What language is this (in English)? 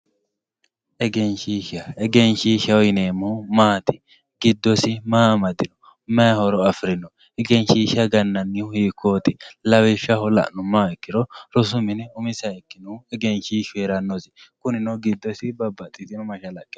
Sidamo